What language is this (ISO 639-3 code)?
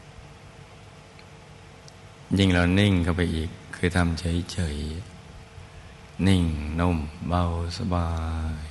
tha